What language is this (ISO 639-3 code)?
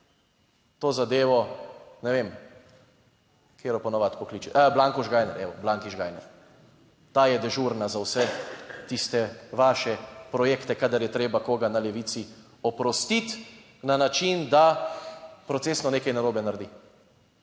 slv